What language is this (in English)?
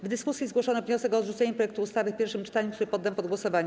Polish